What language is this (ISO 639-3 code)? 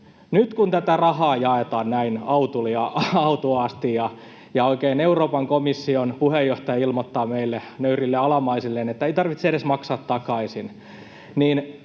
fin